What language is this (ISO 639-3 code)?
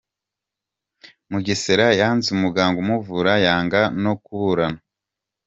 kin